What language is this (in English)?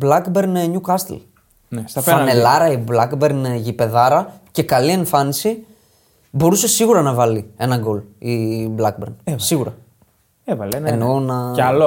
Greek